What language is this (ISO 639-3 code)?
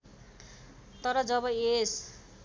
nep